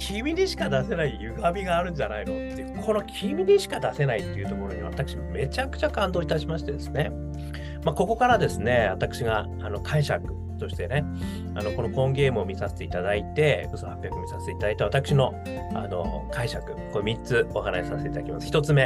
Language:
Japanese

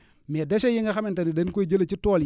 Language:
Wolof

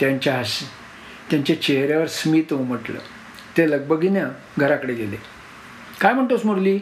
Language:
Marathi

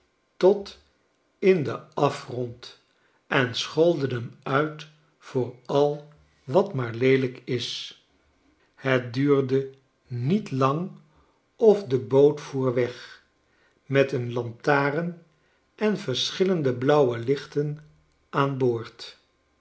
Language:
Dutch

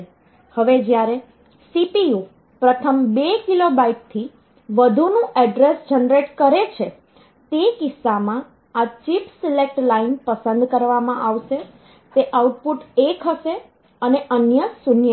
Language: Gujarati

